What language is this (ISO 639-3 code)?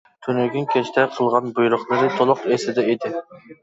uig